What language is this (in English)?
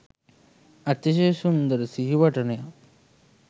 Sinhala